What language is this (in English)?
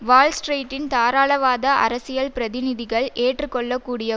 Tamil